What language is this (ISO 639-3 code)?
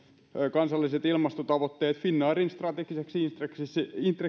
fin